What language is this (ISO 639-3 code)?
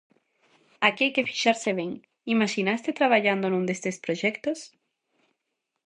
glg